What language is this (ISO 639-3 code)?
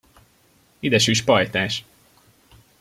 hun